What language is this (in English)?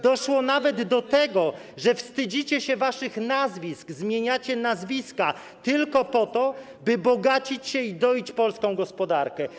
Polish